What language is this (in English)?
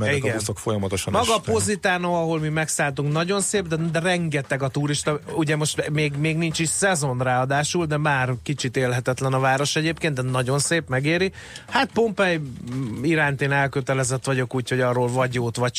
Hungarian